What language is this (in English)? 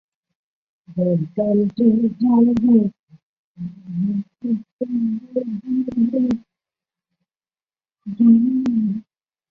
Chinese